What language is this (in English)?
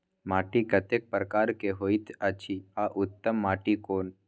Maithili